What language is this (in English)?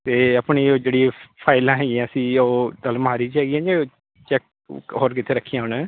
Punjabi